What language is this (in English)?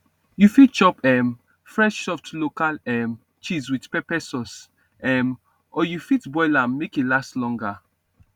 Nigerian Pidgin